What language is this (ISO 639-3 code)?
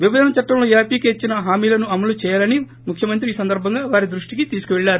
tel